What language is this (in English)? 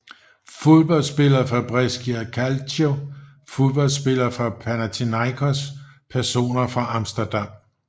Danish